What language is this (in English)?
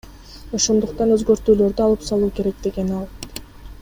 Kyrgyz